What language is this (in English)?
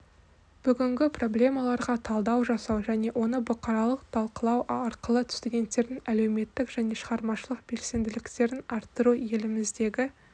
Kazakh